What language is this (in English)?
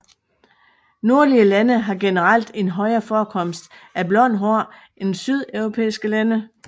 Danish